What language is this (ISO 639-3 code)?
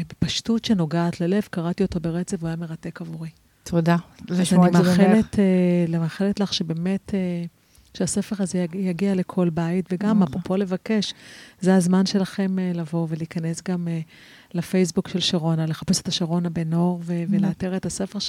heb